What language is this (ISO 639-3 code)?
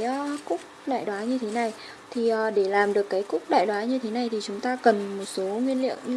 vie